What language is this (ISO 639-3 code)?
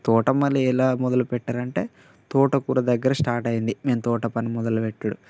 tel